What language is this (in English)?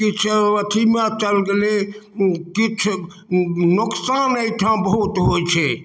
Maithili